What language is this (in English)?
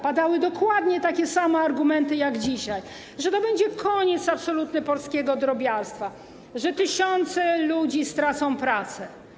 Polish